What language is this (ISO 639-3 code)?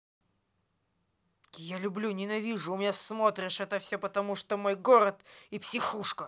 rus